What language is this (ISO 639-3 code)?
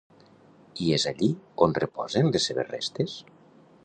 cat